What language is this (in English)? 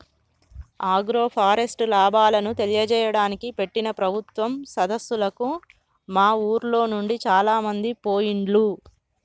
Telugu